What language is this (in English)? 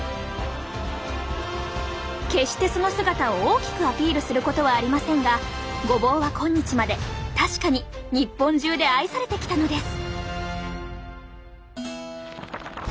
Japanese